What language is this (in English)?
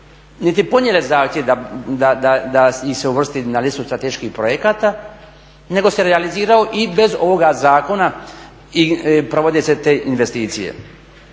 Croatian